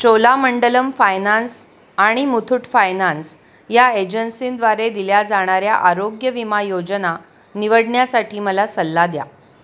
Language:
Marathi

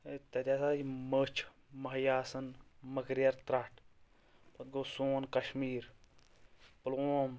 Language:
Kashmiri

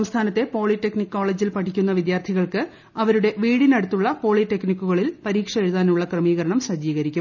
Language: Malayalam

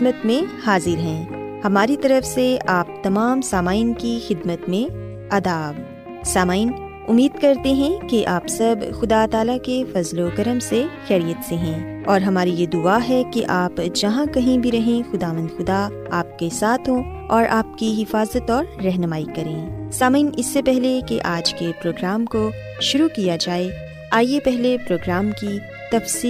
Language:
Urdu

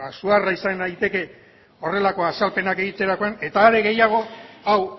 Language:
Basque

